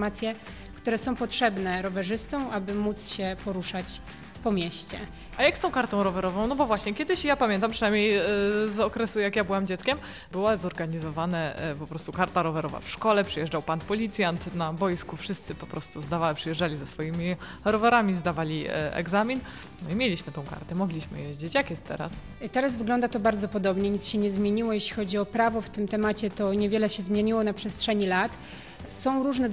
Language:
Polish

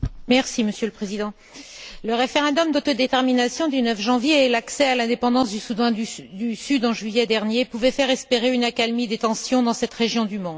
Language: French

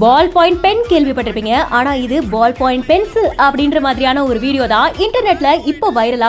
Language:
English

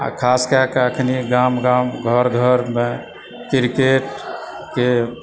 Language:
Maithili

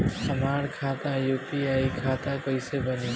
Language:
Bhojpuri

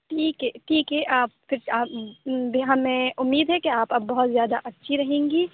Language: Urdu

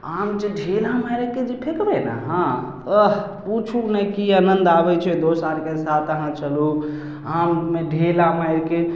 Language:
Maithili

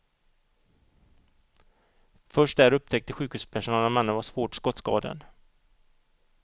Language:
Swedish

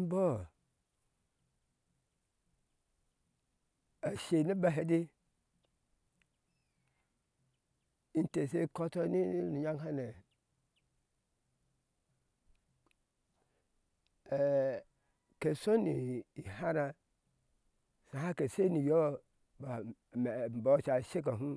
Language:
Ashe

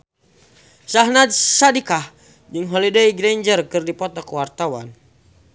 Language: Sundanese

